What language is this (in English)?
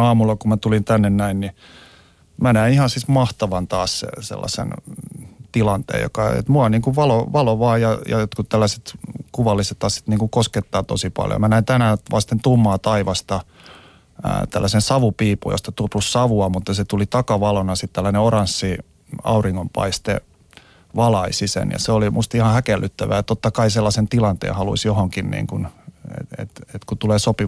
Finnish